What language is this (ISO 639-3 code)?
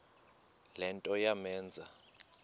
xho